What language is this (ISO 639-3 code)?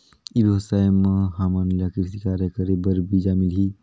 hne